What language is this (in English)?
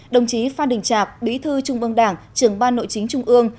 Vietnamese